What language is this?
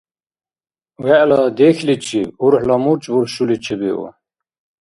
Dargwa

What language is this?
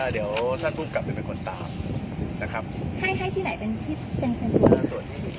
Thai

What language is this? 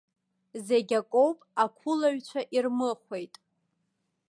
Abkhazian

